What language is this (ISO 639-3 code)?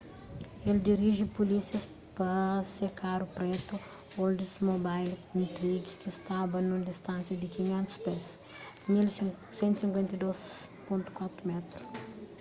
kea